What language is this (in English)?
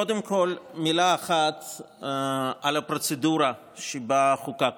Hebrew